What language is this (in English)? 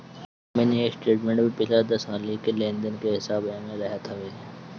Bhojpuri